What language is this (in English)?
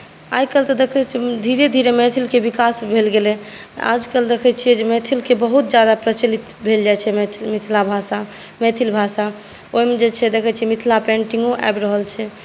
Maithili